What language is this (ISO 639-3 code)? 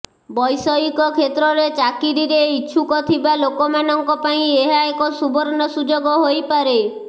ori